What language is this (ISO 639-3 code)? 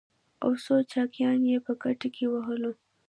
pus